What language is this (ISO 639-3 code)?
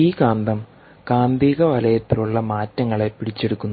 mal